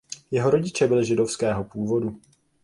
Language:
Czech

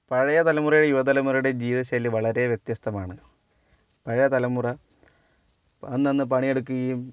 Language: Malayalam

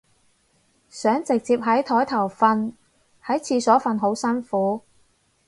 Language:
Cantonese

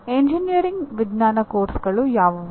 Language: Kannada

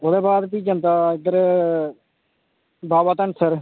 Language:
Dogri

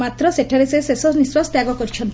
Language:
Odia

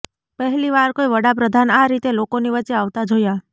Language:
Gujarati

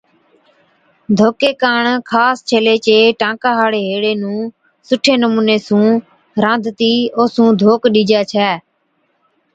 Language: Od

